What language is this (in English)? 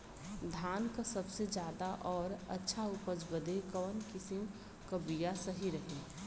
Bhojpuri